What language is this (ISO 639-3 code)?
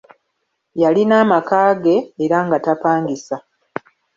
lug